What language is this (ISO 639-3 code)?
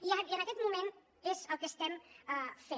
cat